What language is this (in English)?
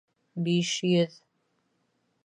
Bashkir